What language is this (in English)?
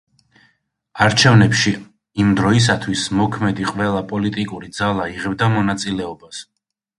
Georgian